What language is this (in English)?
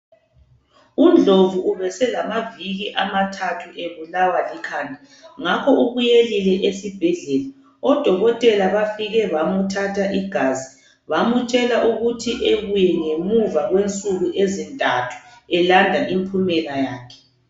North Ndebele